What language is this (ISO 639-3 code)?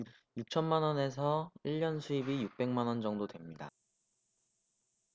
kor